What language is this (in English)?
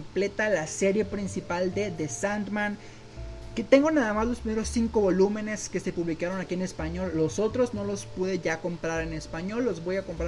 Spanish